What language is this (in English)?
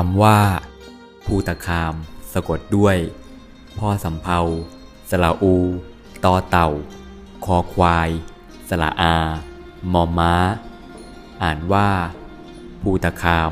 Thai